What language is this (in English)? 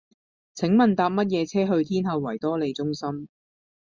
Cantonese